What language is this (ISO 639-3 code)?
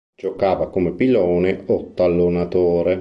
ita